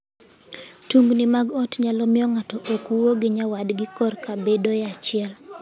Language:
Luo (Kenya and Tanzania)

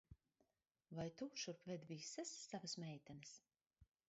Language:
Latvian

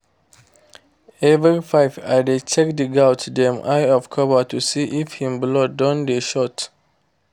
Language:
Nigerian Pidgin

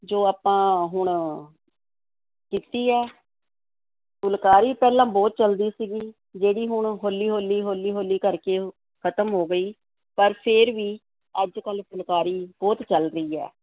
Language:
Punjabi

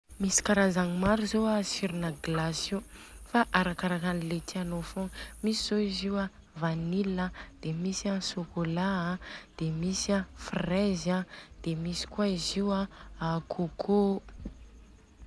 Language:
Southern Betsimisaraka Malagasy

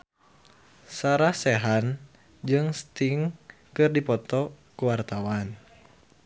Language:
Sundanese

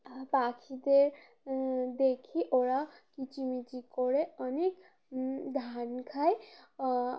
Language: Bangla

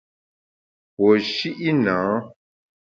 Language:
Bamun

